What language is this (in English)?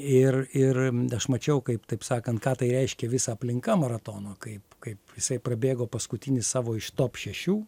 Lithuanian